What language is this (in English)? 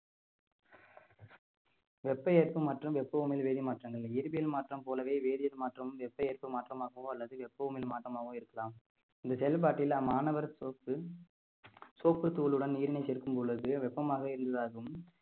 Tamil